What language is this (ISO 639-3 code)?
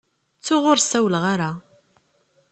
kab